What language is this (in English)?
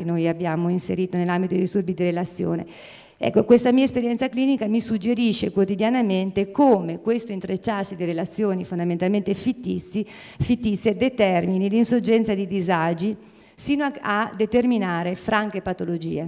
Italian